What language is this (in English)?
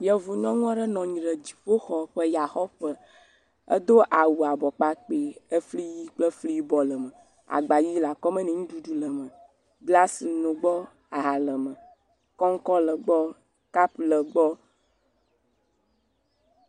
Ewe